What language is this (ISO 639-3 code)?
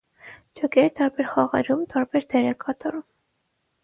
hye